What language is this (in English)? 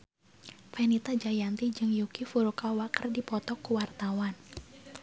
Sundanese